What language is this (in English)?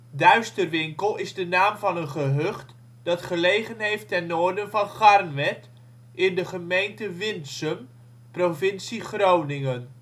Dutch